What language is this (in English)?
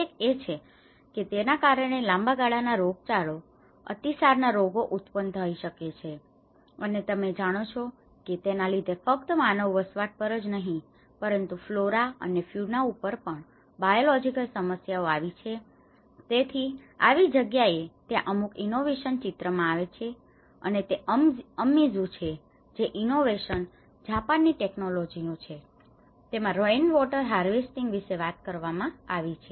Gujarati